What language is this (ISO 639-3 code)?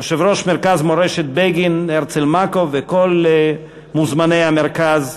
heb